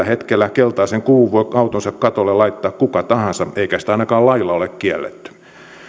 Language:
Finnish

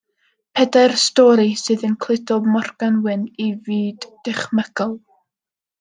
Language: Welsh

